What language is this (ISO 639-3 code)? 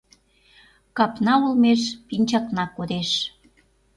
chm